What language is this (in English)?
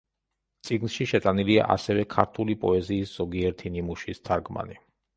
Georgian